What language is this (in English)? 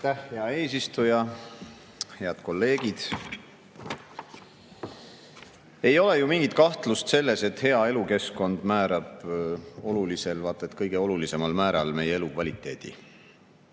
Estonian